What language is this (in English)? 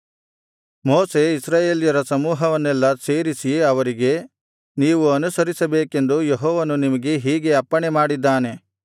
Kannada